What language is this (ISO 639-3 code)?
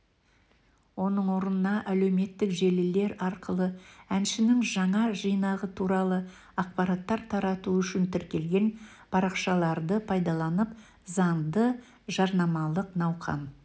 kaz